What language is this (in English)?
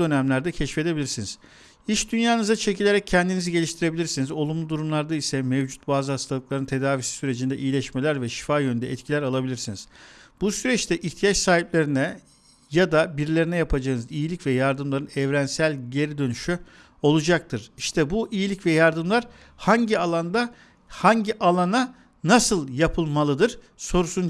Turkish